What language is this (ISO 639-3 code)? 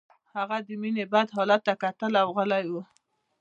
pus